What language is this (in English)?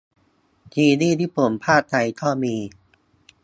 Thai